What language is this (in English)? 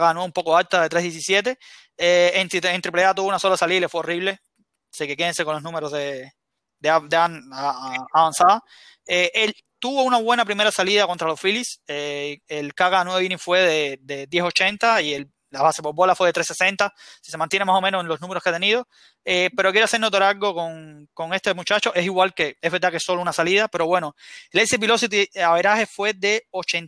Spanish